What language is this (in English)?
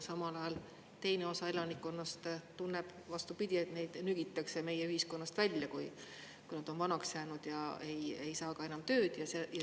Estonian